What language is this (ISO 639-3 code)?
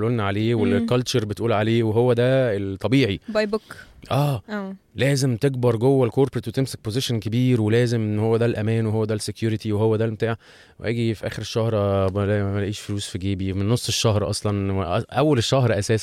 ara